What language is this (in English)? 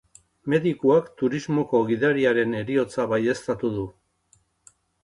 Basque